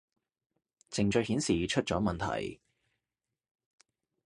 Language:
Cantonese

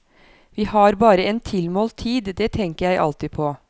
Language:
Norwegian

